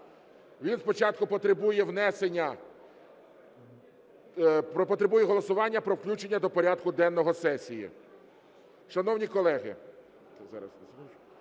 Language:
Ukrainian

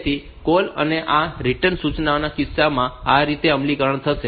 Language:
Gujarati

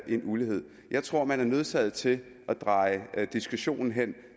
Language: Danish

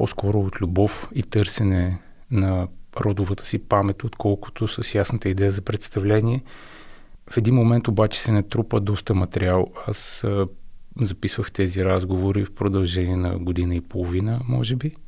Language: Bulgarian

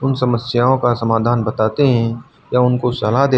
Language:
Hindi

